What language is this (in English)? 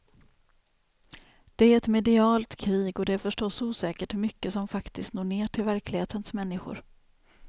Swedish